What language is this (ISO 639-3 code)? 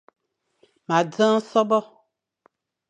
fan